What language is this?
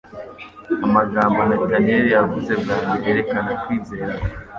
Kinyarwanda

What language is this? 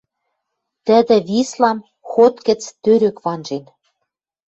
Western Mari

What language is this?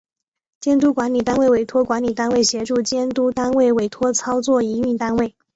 Chinese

